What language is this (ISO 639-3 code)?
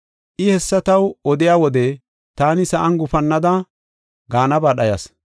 gof